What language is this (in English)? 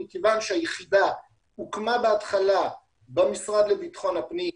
Hebrew